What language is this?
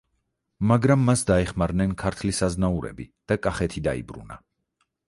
Georgian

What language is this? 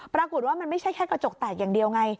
Thai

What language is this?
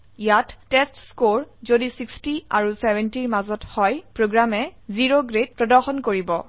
Assamese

